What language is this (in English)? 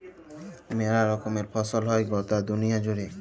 Bangla